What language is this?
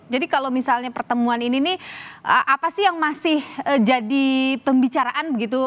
Indonesian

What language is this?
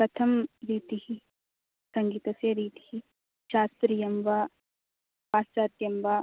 Sanskrit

